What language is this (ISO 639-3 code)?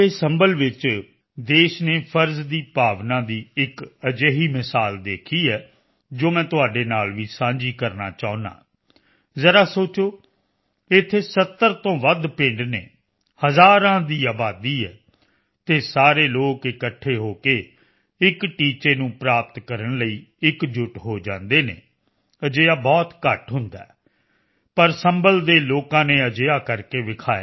pan